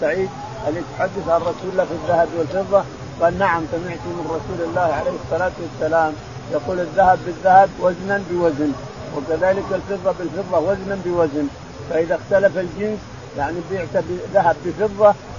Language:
Arabic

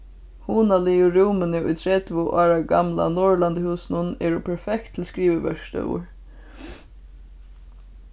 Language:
Faroese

